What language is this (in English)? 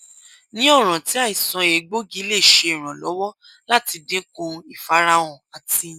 Yoruba